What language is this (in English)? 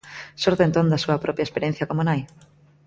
Galician